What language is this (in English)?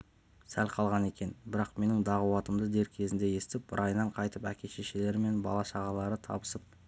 Kazakh